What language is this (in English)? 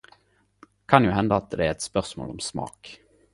Norwegian Nynorsk